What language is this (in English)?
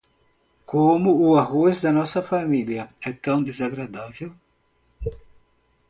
Portuguese